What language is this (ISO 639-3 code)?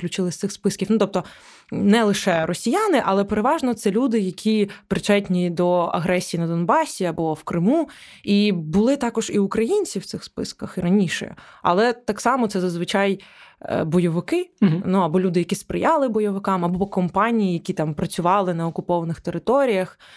ukr